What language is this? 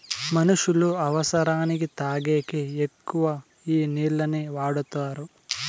Telugu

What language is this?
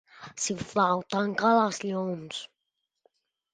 Catalan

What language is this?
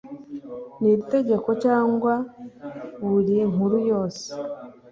Kinyarwanda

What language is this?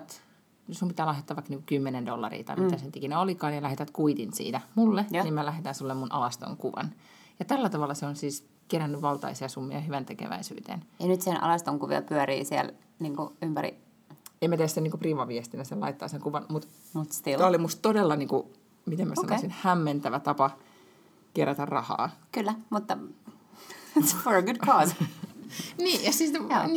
Finnish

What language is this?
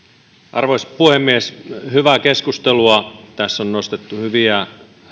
Finnish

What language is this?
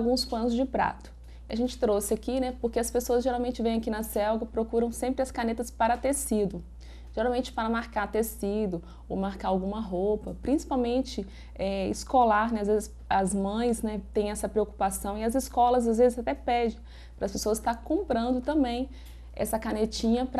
Portuguese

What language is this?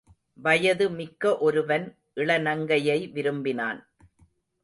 Tamil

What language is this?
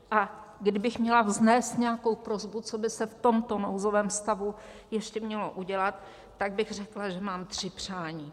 Czech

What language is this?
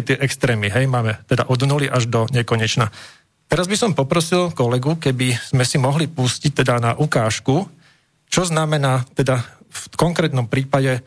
Slovak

